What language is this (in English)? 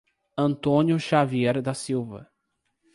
Portuguese